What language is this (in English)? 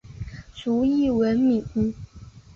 Chinese